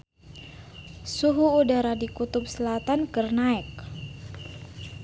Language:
Sundanese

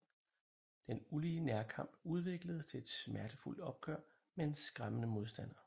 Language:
Danish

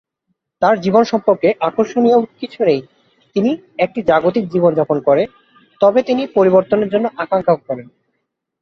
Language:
Bangla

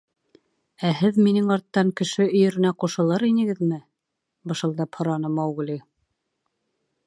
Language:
Bashkir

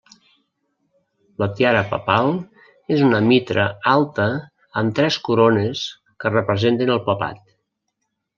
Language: Catalan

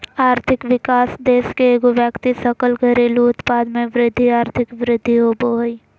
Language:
Magahi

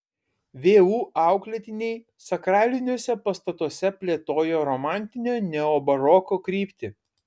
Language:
Lithuanian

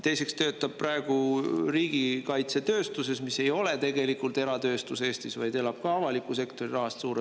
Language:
Estonian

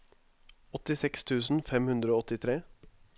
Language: Norwegian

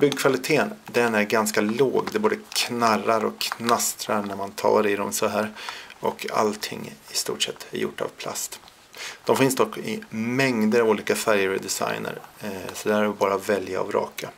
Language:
Swedish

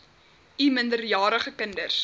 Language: Afrikaans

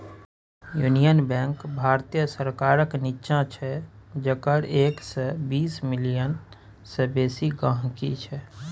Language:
Maithili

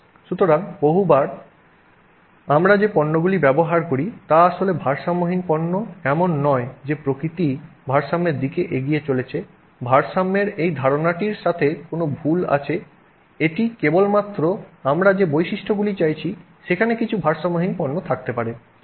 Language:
Bangla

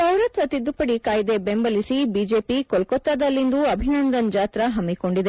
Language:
Kannada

